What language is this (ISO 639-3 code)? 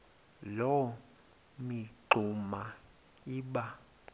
xho